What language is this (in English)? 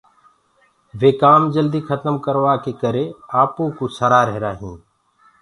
Gurgula